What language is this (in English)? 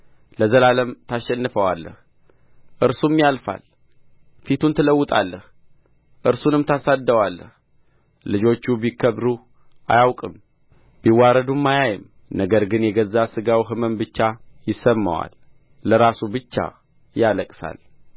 Amharic